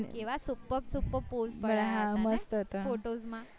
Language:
Gujarati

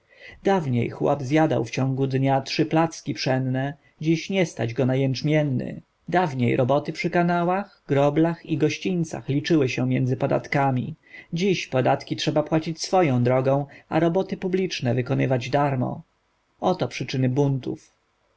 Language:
Polish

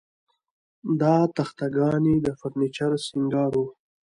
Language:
Pashto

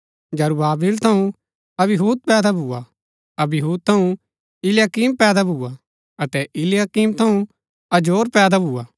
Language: Gaddi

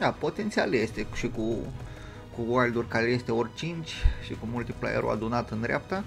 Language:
Romanian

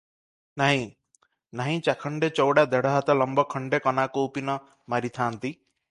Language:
Odia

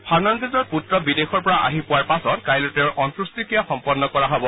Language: Assamese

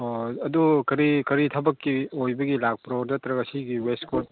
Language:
Manipuri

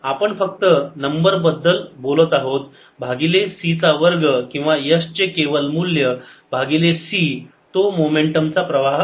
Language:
Marathi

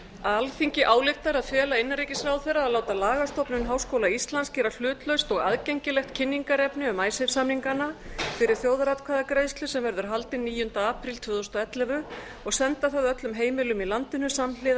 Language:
Icelandic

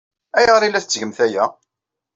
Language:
Kabyle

